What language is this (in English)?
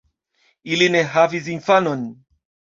Esperanto